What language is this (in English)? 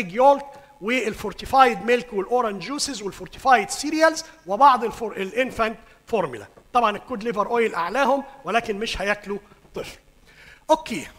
Arabic